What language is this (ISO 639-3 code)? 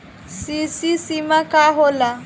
bho